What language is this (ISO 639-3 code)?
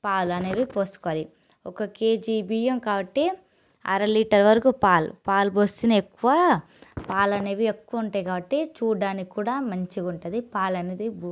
tel